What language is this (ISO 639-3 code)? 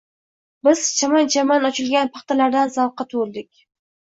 uzb